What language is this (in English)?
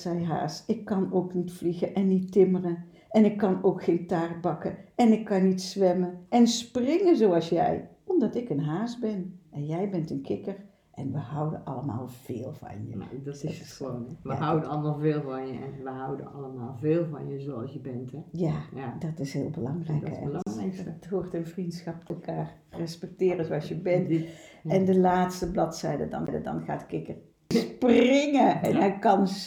Dutch